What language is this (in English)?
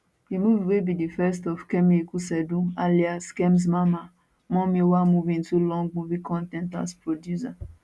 Nigerian Pidgin